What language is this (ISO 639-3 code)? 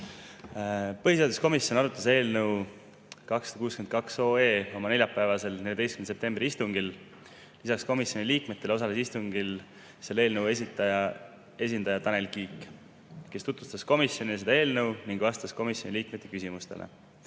est